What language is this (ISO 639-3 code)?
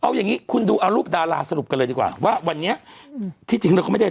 tha